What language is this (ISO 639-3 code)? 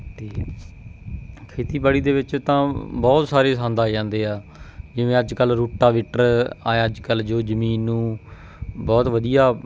pan